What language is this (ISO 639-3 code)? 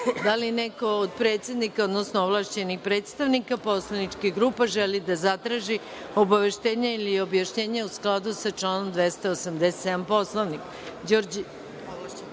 srp